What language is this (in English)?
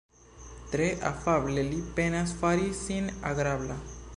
Esperanto